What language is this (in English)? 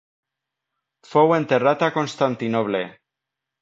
Catalan